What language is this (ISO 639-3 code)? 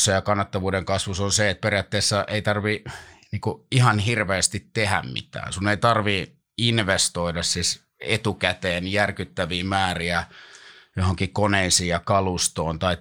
fin